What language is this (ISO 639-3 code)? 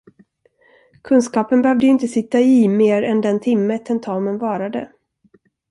swe